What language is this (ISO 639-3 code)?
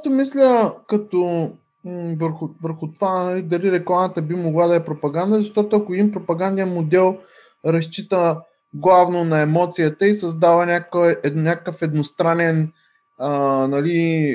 bul